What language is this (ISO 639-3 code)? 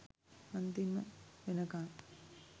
sin